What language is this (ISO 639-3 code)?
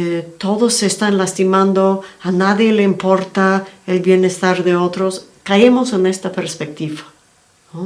spa